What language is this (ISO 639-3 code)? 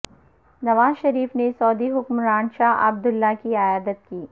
urd